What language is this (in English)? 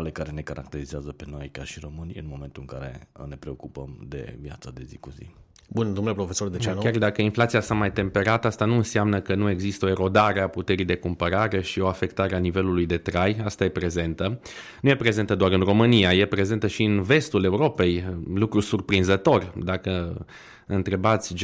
Romanian